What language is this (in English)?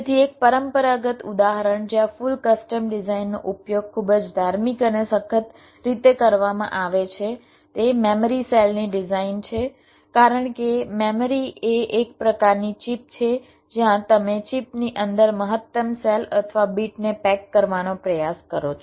Gujarati